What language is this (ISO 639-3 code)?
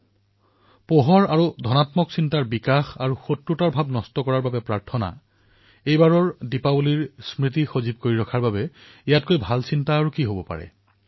asm